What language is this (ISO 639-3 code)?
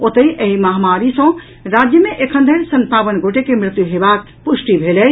mai